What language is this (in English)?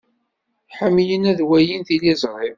Kabyle